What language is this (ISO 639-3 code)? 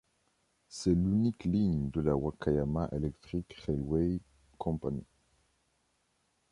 fra